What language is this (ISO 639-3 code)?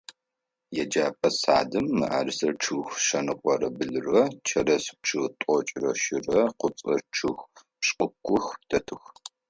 ady